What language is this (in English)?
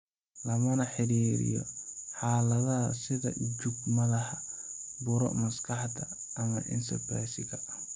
Somali